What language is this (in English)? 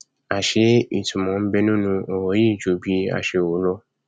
Yoruba